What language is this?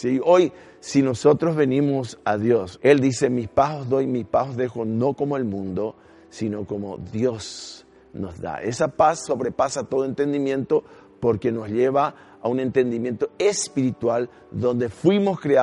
Spanish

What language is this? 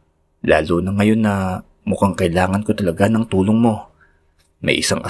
Filipino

